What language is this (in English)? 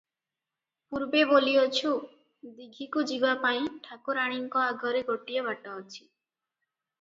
Odia